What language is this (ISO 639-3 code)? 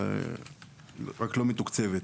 heb